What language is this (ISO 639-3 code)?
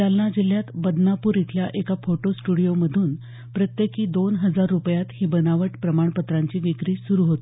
mar